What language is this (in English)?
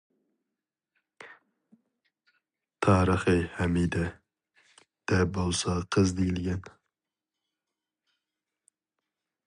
Uyghur